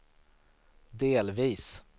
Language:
Swedish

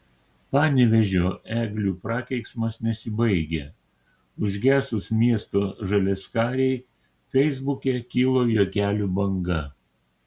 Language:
Lithuanian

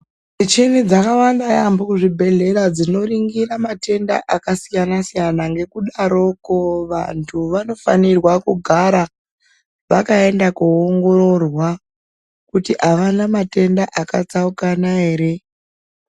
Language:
Ndau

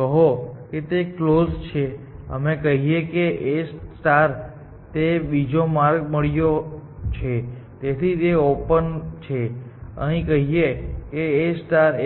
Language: Gujarati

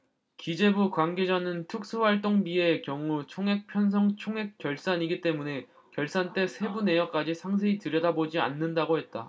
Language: Korean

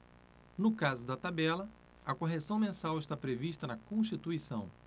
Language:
Portuguese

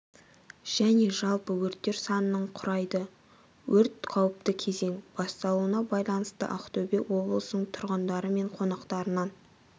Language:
Kazakh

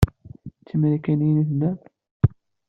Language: Kabyle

